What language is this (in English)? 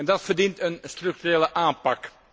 Dutch